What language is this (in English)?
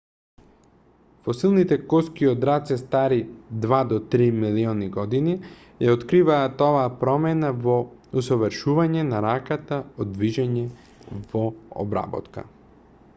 Macedonian